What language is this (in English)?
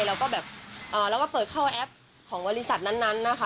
Thai